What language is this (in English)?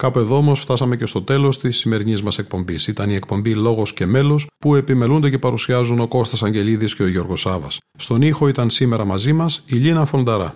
Greek